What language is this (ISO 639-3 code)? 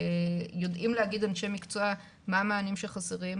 heb